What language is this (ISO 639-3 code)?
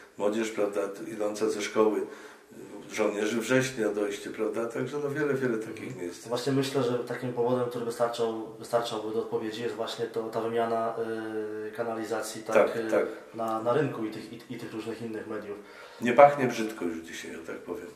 pol